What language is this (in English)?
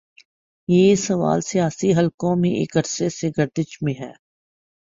Urdu